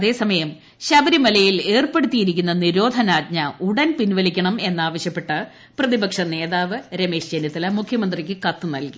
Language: Malayalam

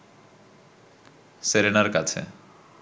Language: Bangla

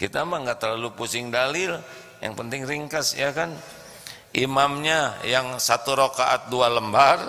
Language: Indonesian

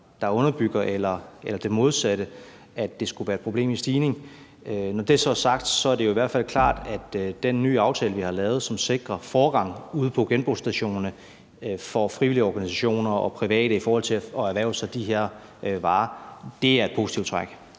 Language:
Danish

